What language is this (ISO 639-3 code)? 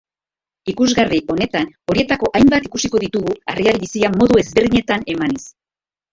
eus